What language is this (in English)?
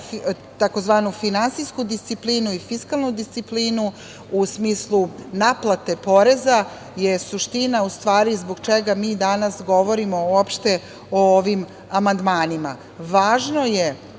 Serbian